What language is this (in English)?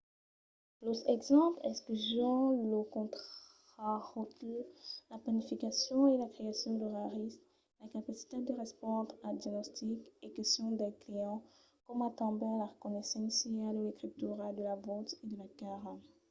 Occitan